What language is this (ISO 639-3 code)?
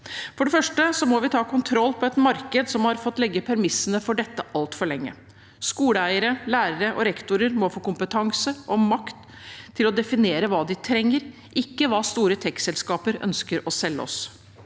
nor